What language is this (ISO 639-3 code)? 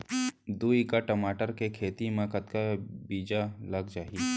hne